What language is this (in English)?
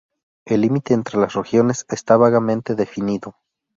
Spanish